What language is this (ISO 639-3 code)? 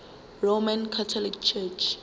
zul